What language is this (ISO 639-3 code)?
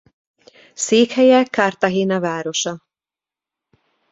hun